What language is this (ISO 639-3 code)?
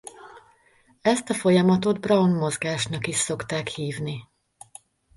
hun